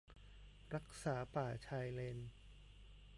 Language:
Thai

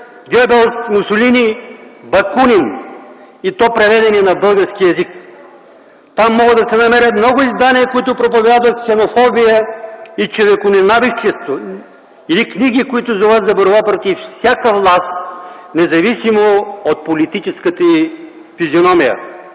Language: Bulgarian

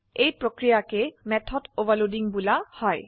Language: Assamese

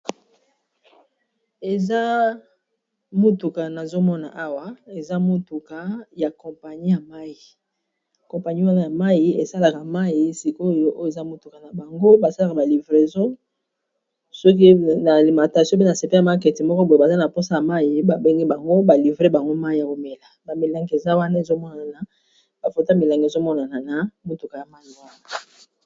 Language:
Lingala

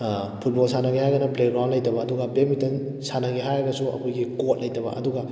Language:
Manipuri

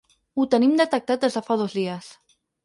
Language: Catalan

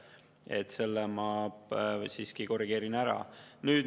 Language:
Estonian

